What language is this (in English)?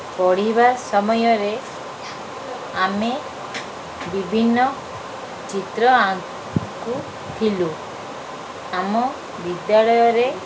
Odia